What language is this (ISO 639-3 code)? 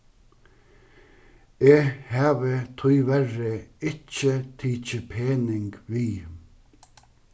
fao